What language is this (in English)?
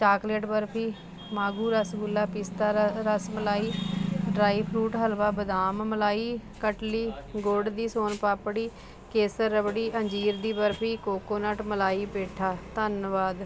Punjabi